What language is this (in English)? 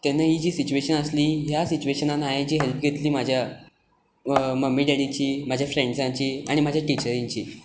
Konkani